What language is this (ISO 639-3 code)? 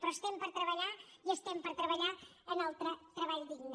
cat